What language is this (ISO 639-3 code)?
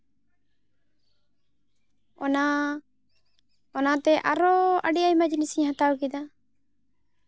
sat